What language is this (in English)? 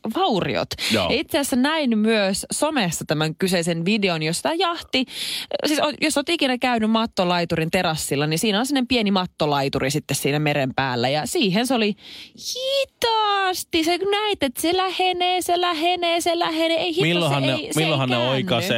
Finnish